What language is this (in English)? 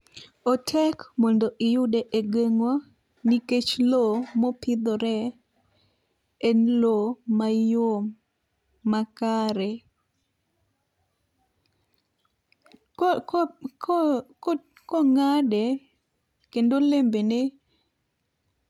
Luo (Kenya and Tanzania)